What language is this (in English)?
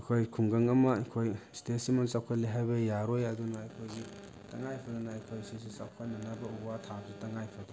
Manipuri